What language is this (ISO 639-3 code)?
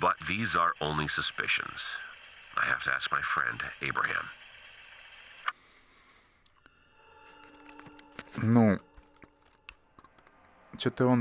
rus